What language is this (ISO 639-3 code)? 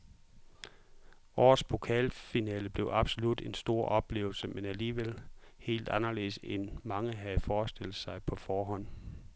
dan